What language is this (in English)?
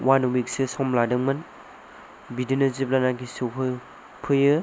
Bodo